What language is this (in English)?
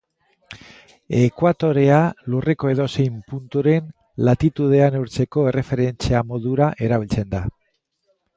Basque